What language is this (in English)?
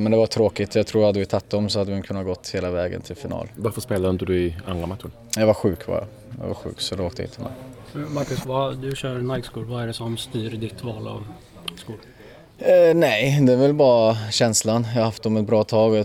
Swedish